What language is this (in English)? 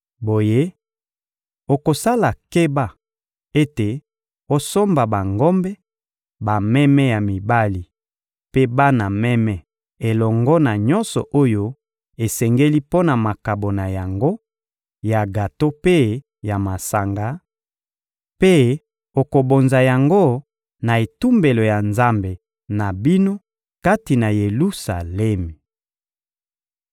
Lingala